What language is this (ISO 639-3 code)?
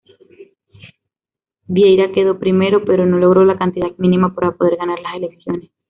spa